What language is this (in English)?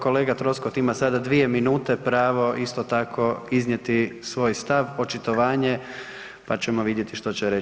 Croatian